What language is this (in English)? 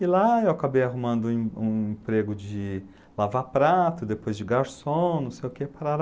Portuguese